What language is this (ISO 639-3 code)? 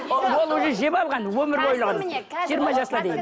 kaz